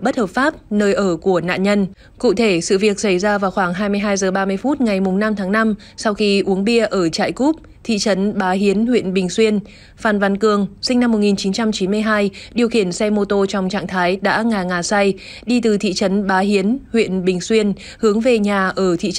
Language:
Vietnamese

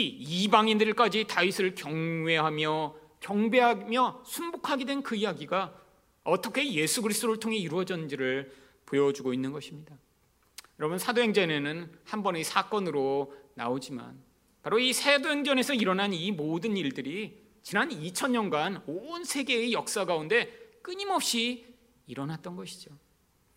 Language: Korean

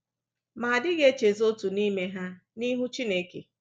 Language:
Igbo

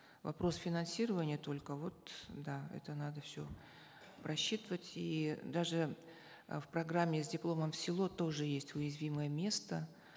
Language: Kazakh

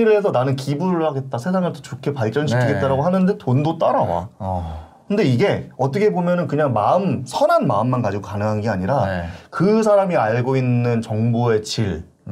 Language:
Korean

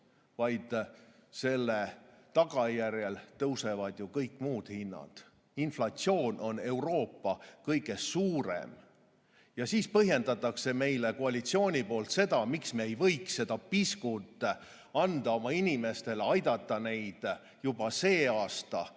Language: Estonian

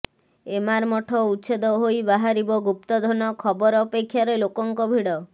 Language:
Odia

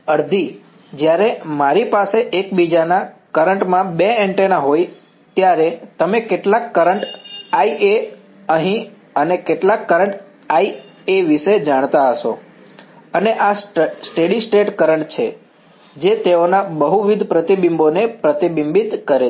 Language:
Gujarati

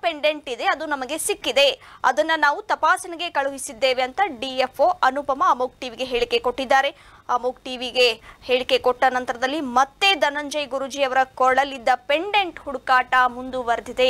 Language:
Romanian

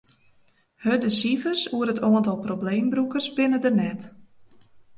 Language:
Western Frisian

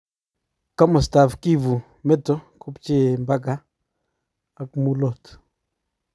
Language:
Kalenjin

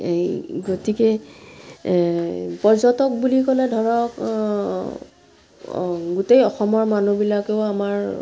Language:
Assamese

